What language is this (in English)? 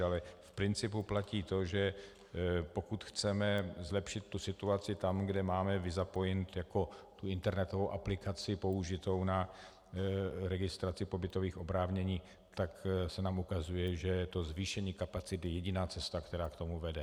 Czech